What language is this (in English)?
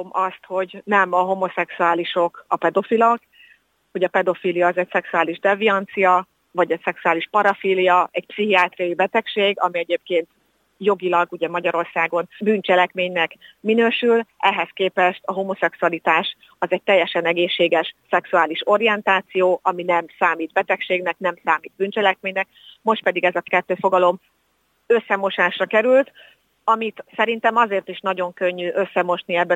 Hungarian